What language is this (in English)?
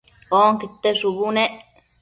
Matsés